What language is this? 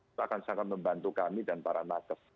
Indonesian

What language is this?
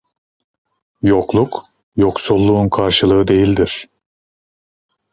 Turkish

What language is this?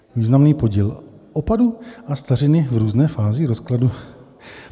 Czech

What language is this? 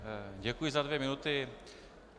Czech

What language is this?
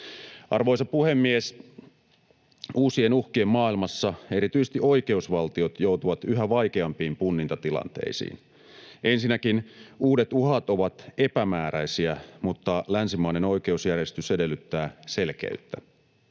Finnish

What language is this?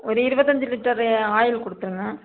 Tamil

